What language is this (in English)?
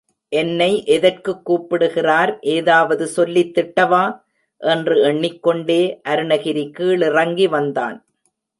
Tamil